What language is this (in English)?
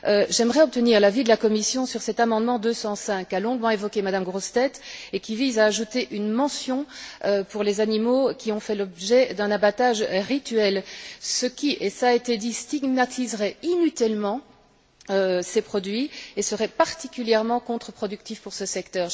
French